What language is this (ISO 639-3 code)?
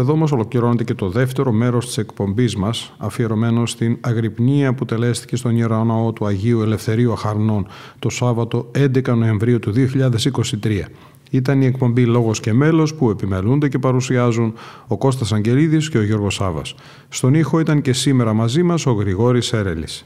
ell